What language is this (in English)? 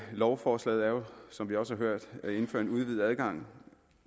Danish